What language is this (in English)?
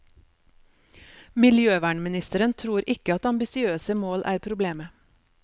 Norwegian